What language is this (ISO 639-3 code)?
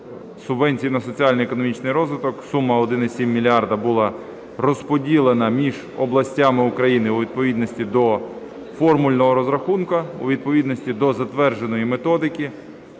ukr